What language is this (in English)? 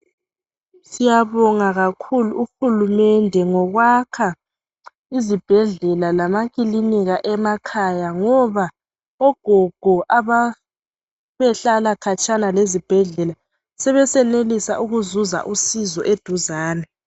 North Ndebele